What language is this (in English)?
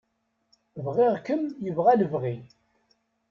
Kabyle